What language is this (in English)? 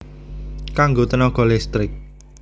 Javanese